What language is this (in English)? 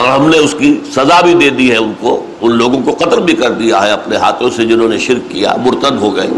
Urdu